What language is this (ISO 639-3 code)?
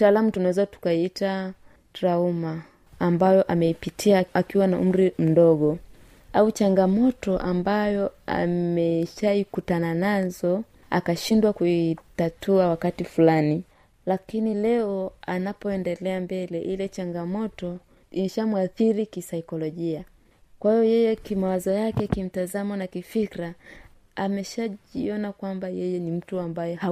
swa